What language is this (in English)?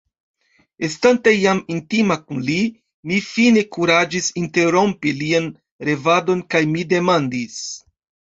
Esperanto